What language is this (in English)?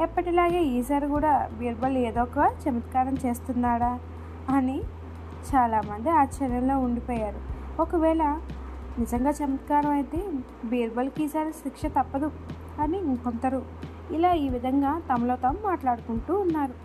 Telugu